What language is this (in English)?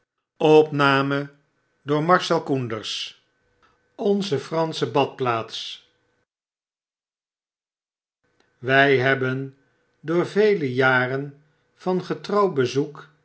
Dutch